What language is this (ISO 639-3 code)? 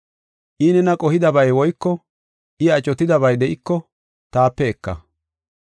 gof